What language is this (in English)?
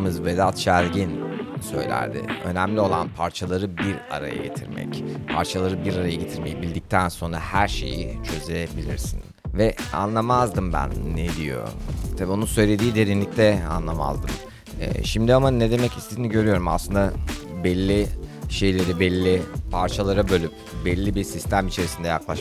Turkish